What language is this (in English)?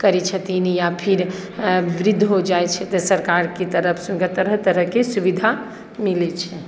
Maithili